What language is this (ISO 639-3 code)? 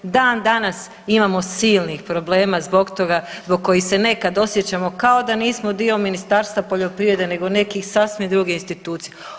hrv